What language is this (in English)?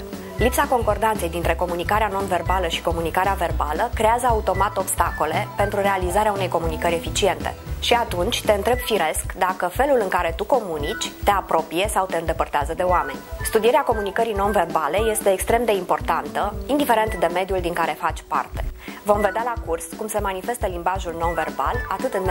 Romanian